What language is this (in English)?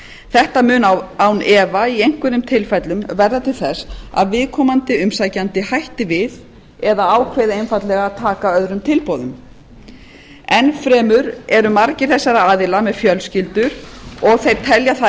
Icelandic